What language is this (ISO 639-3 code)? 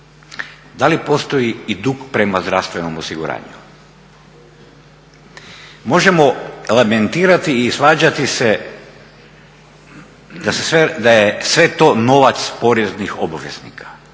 hrv